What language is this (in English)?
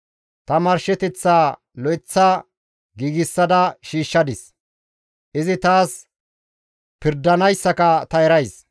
Gamo